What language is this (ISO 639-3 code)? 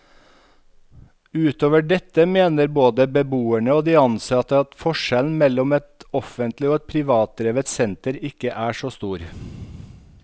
nor